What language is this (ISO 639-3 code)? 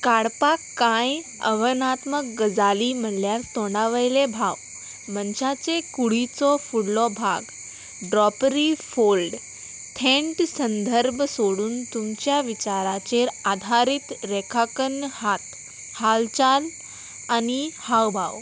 kok